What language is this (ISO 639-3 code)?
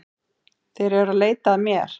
isl